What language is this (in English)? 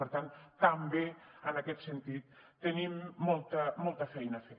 Catalan